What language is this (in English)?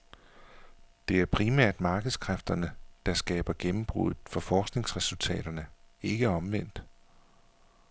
Danish